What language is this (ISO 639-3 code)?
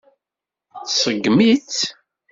kab